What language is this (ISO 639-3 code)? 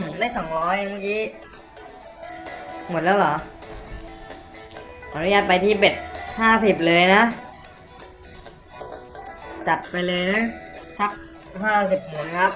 tha